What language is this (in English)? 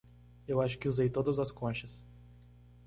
Portuguese